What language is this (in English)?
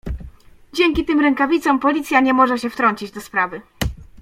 Polish